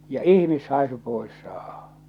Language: Finnish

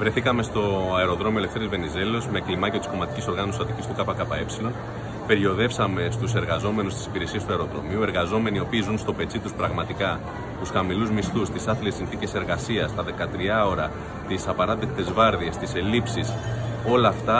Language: Greek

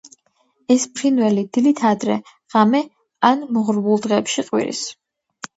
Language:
Georgian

